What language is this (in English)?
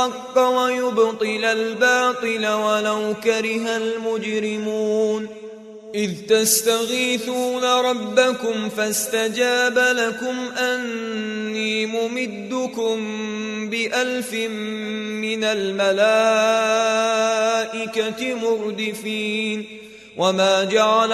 Arabic